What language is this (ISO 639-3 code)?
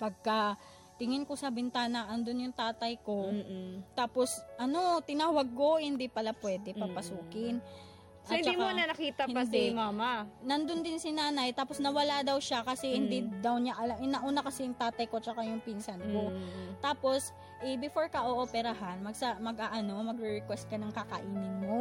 fil